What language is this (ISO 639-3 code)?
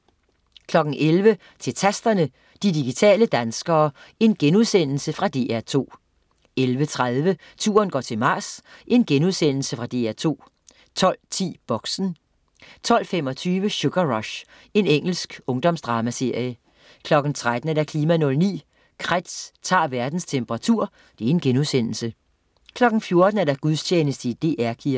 dan